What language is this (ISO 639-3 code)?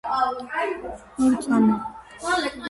kat